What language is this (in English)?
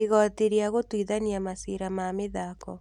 Kikuyu